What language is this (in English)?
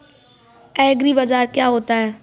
Hindi